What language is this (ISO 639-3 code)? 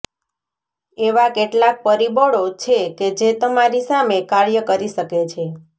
guj